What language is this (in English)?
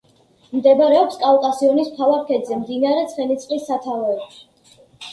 Georgian